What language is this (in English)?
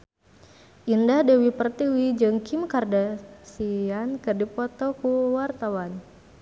Sundanese